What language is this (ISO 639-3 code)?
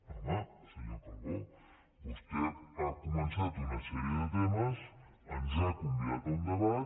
cat